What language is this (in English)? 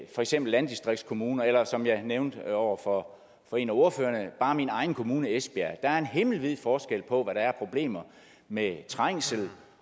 Danish